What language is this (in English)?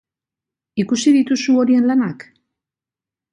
Basque